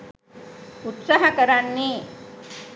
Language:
Sinhala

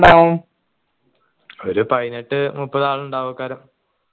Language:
Malayalam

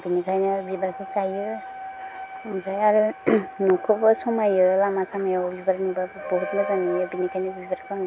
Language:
Bodo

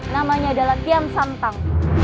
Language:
Indonesian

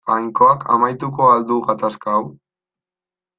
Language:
Basque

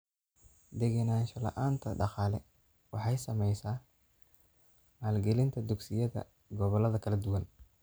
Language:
Somali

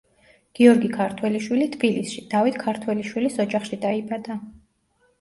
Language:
Georgian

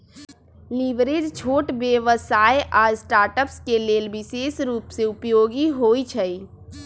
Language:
Magahi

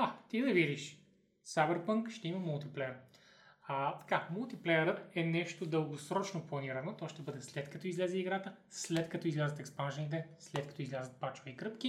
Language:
Bulgarian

